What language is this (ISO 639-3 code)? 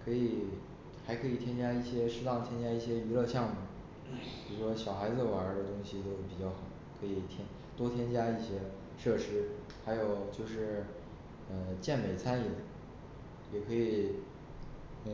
zho